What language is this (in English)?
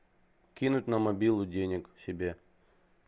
Russian